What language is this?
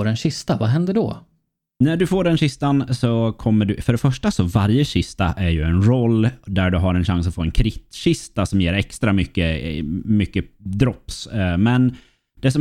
Swedish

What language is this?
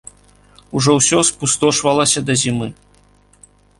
Belarusian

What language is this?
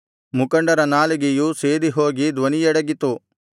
Kannada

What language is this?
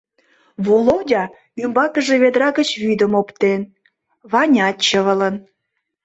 Mari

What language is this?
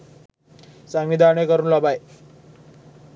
Sinhala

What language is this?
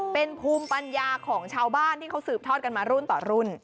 Thai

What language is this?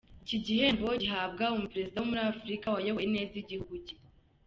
Kinyarwanda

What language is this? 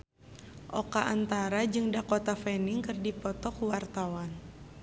Sundanese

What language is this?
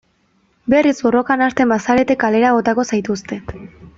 Basque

